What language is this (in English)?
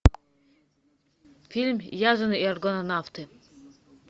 Russian